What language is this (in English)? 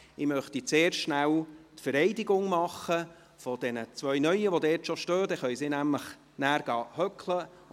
Swiss German